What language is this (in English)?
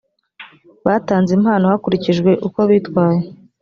Kinyarwanda